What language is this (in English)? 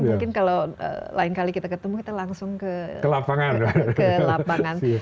Indonesian